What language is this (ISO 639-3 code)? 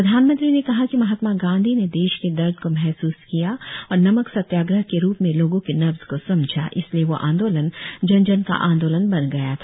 hin